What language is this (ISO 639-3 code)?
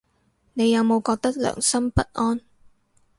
yue